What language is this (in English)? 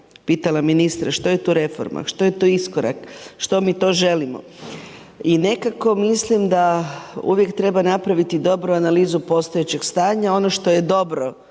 Croatian